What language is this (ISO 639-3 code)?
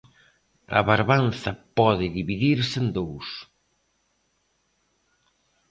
glg